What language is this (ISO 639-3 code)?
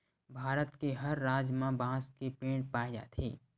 hne